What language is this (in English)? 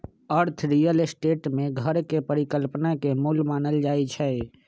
Magahi